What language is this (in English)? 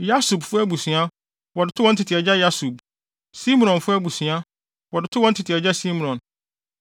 Akan